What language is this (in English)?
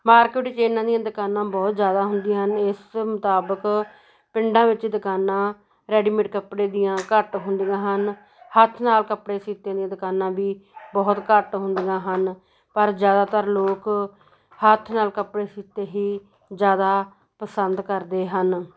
Punjabi